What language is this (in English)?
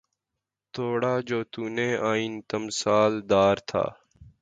Urdu